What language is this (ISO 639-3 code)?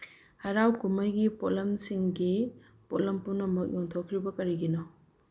mni